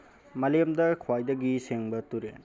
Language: Manipuri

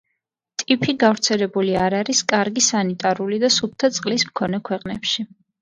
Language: Georgian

